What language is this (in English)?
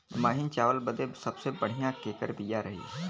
Bhojpuri